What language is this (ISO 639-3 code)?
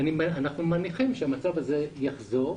heb